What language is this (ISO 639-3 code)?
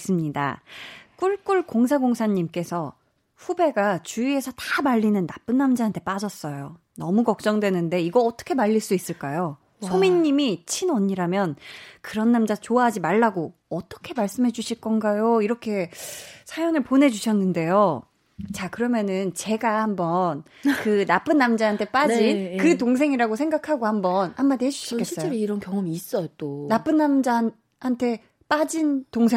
kor